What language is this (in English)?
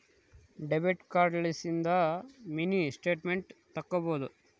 Kannada